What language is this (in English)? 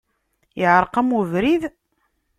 Kabyle